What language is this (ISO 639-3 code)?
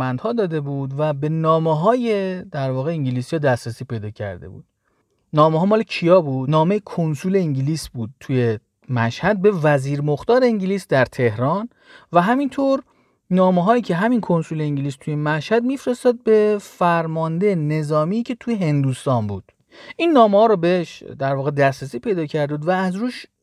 fas